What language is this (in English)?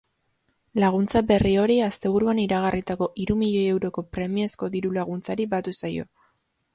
Basque